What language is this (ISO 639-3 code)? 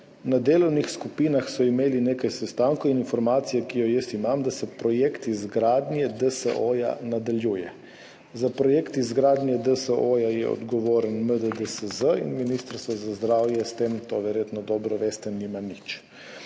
slv